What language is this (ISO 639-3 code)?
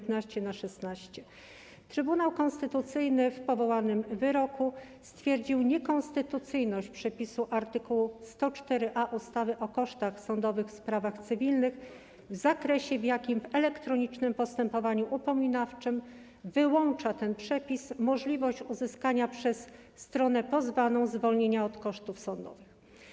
pol